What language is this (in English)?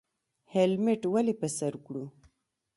Pashto